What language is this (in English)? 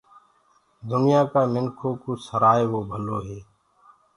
Gurgula